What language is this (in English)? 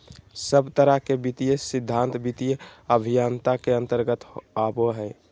Magahi